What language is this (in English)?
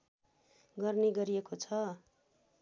Nepali